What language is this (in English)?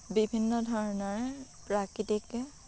Assamese